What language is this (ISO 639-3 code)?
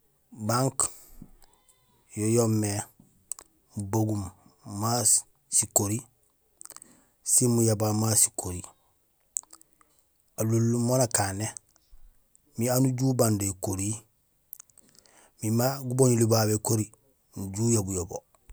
gsl